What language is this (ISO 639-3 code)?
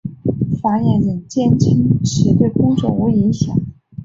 zho